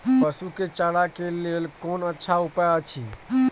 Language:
Maithili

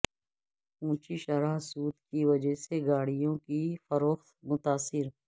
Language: Urdu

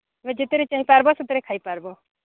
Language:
Odia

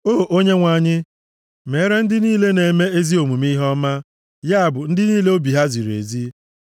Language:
Igbo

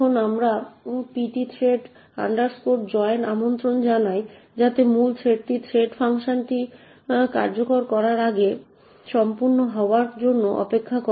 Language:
Bangla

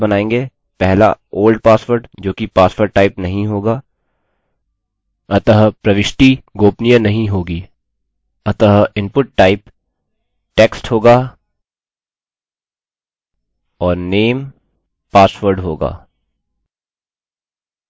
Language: Hindi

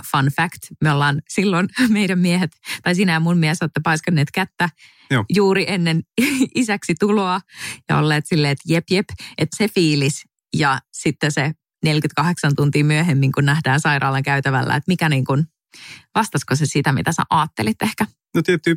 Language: Finnish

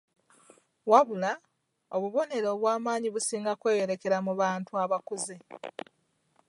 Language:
Ganda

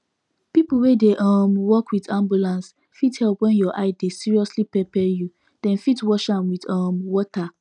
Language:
Nigerian Pidgin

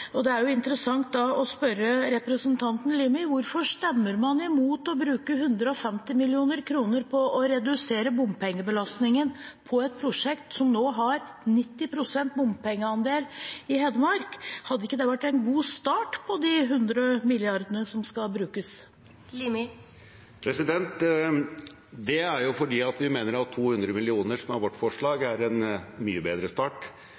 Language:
Norwegian Bokmål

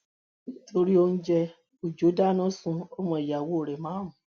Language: Yoruba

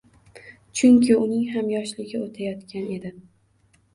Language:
Uzbek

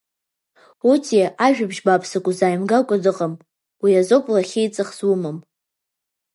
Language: Abkhazian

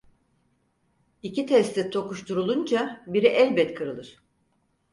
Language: Turkish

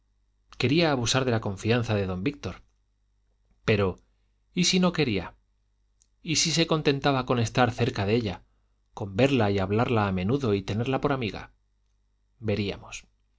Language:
Spanish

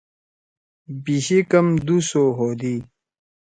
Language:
Torwali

